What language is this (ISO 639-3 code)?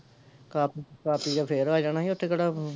pan